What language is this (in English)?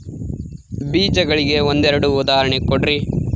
Kannada